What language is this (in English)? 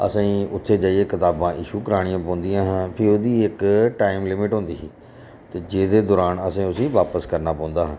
Dogri